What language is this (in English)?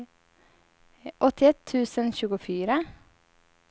Swedish